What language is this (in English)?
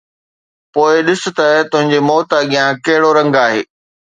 Sindhi